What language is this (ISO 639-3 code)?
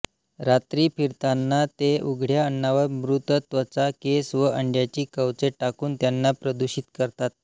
mar